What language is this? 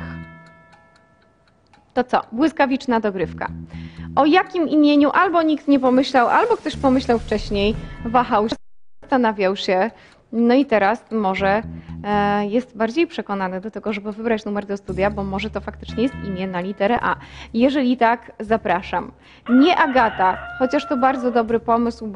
Polish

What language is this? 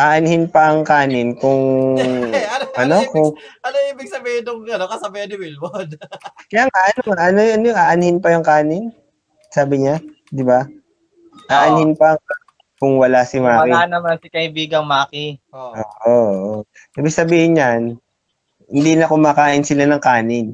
Filipino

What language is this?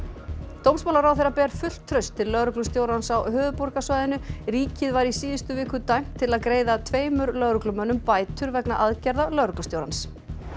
Icelandic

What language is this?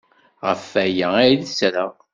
Kabyle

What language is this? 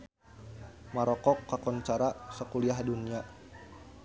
Sundanese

